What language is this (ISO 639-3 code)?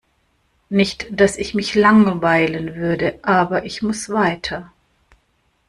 deu